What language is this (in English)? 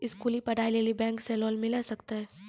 Maithili